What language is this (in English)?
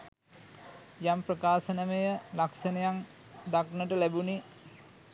Sinhala